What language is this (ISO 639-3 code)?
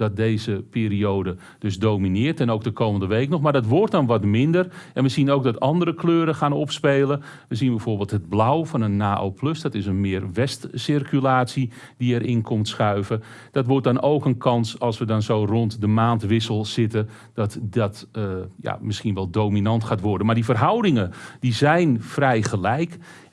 nld